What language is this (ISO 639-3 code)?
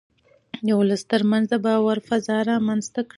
pus